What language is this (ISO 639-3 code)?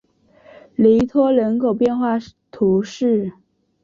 zho